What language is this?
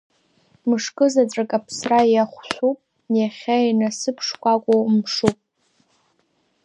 Abkhazian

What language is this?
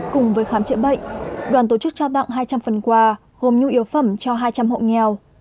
Vietnamese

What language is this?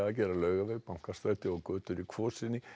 Icelandic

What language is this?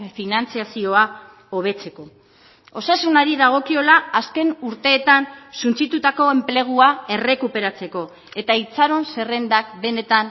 Basque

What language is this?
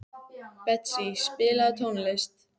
Icelandic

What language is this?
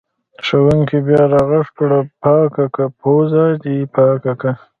Pashto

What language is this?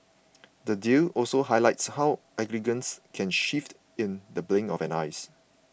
English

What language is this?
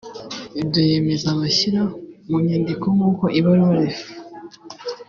Kinyarwanda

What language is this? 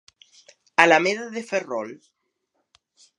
Galician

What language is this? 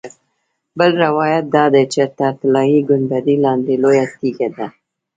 Pashto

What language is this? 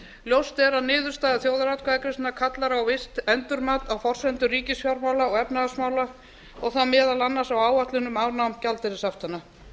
Icelandic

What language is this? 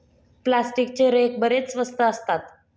Marathi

